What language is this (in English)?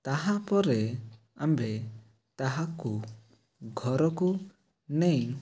Odia